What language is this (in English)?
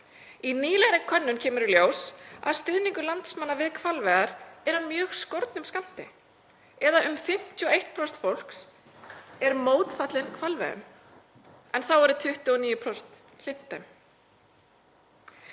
Icelandic